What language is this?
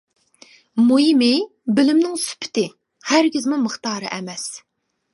Uyghur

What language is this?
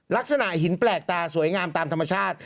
Thai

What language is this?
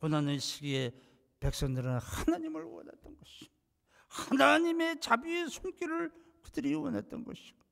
Korean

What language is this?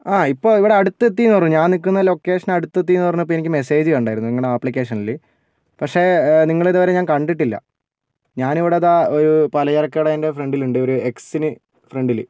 Malayalam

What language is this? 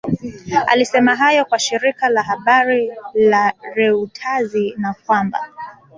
Swahili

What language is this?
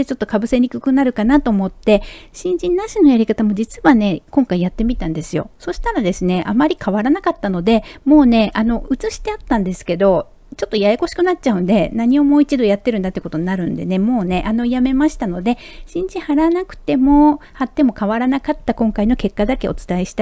Japanese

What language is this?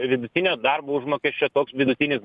Lithuanian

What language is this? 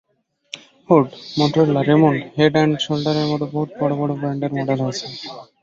Bangla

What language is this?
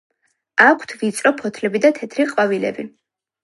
Georgian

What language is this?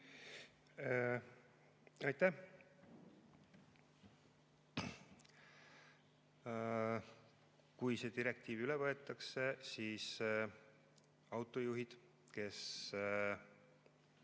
Estonian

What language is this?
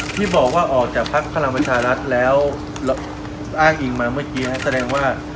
Thai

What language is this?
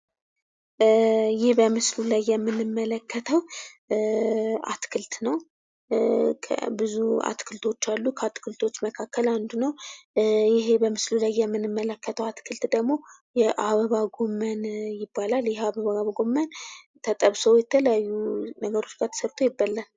Amharic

